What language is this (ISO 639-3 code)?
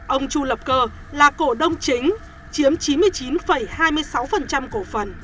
vie